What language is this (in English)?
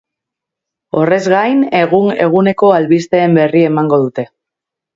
Basque